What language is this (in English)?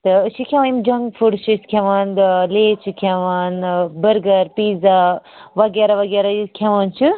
Kashmiri